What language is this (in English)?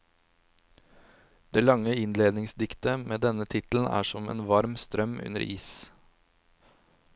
Norwegian